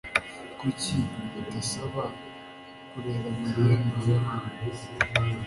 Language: Kinyarwanda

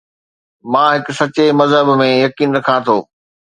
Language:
Sindhi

